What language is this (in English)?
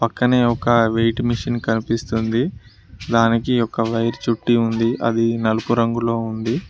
Telugu